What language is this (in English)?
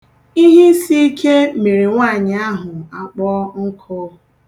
Igbo